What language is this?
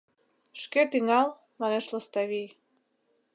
Mari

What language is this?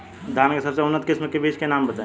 Bhojpuri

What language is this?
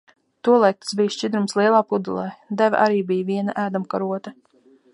Latvian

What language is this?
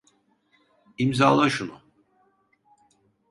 Turkish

